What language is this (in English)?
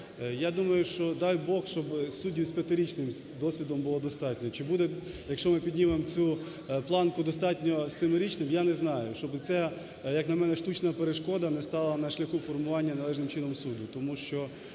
Ukrainian